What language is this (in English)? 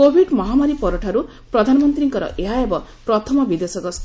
Odia